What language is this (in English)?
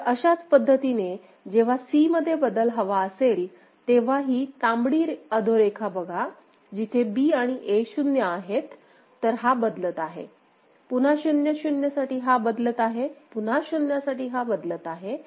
Marathi